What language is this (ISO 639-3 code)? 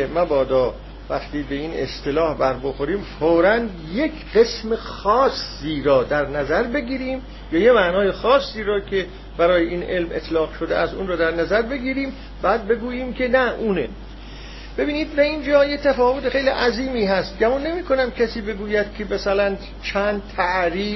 fas